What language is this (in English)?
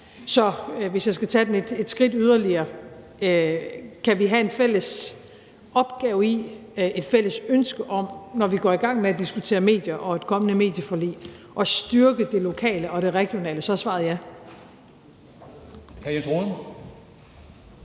Danish